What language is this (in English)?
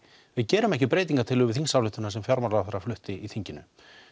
Icelandic